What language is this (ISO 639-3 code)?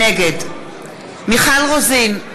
heb